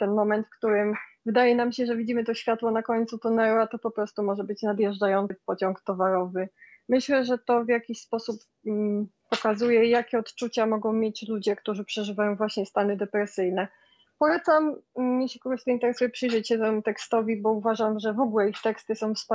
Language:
Polish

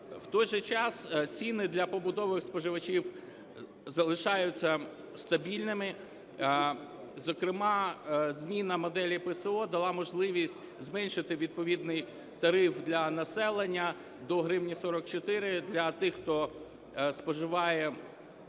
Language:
Ukrainian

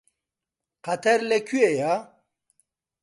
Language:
Central Kurdish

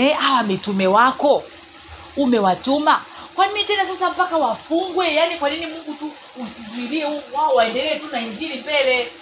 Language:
Swahili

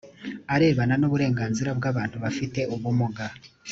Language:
Kinyarwanda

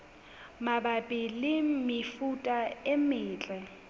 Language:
Southern Sotho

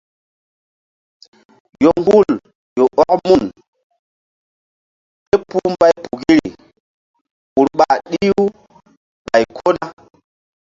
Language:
Mbum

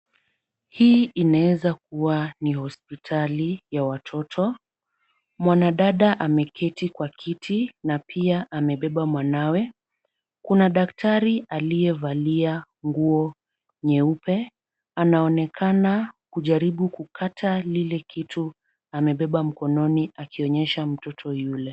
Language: Swahili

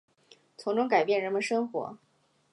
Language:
Chinese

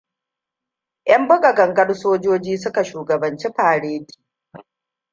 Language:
Hausa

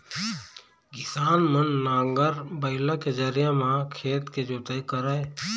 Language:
Chhattisgarhi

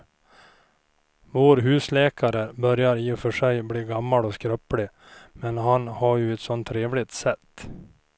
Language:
Swedish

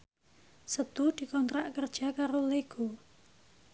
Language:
Javanese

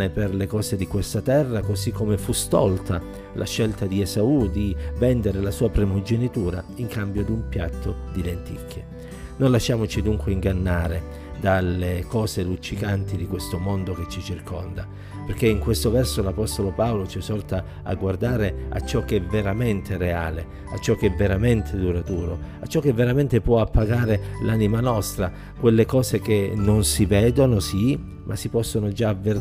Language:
Italian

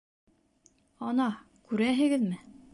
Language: Bashkir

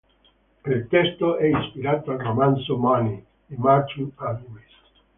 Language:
Italian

